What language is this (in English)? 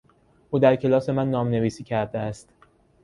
Persian